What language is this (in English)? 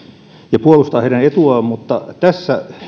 Finnish